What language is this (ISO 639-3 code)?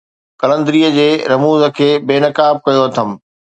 snd